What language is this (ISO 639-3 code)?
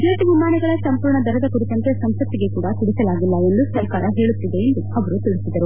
kan